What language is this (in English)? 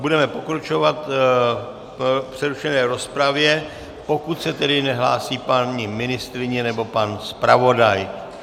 Czech